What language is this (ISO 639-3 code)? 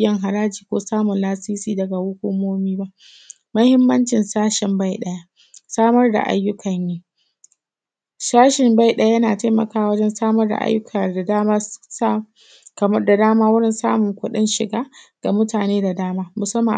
hau